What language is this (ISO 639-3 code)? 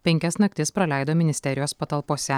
lit